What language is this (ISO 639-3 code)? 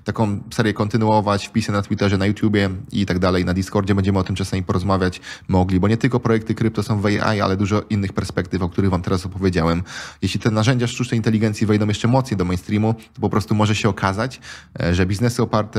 pol